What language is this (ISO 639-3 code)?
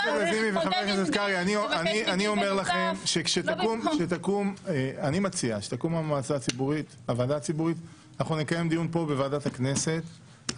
heb